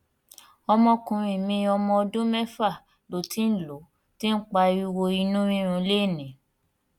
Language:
Yoruba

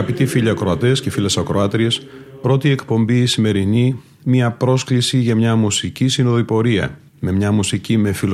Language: Greek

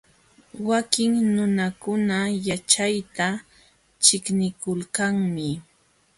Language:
Jauja Wanca Quechua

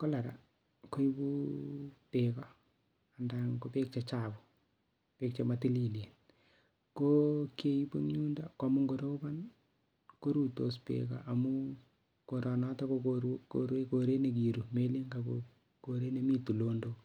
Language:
Kalenjin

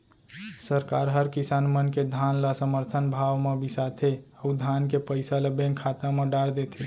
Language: Chhattisgarhi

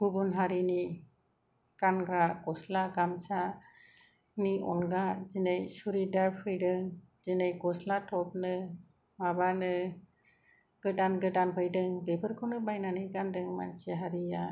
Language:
Bodo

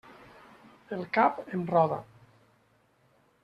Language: Catalan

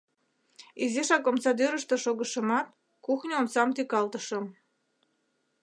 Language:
Mari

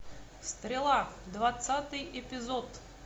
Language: Russian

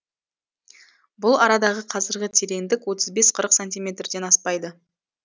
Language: Kazakh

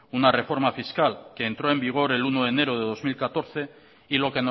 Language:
Spanish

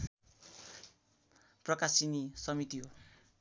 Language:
Nepali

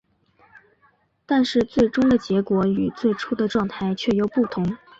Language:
Chinese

